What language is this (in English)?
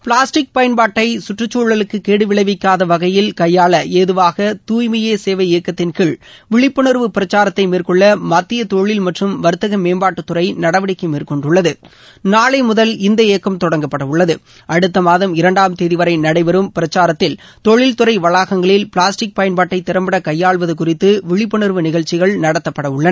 Tamil